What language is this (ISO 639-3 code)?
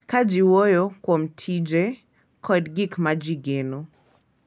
luo